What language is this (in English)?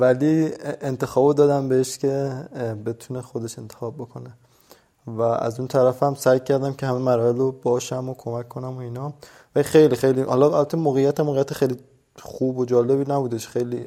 Persian